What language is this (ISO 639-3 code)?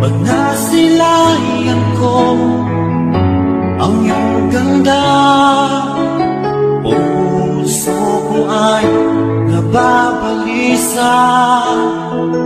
tha